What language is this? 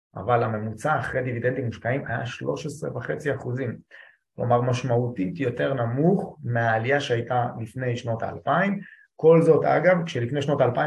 Hebrew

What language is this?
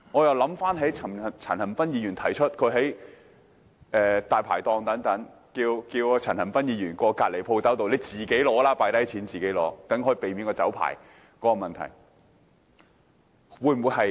Cantonese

